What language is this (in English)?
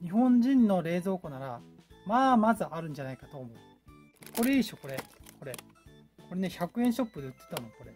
Japanese